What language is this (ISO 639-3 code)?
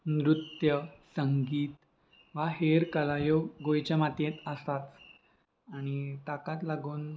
kok